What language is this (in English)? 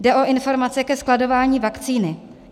Czech